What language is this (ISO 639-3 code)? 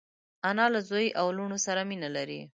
pus